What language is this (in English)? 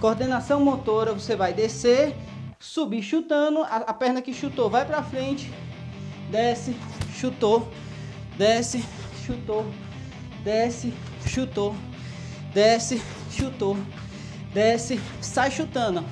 Portuguese